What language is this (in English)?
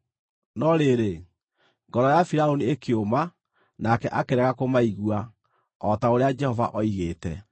Kikuyu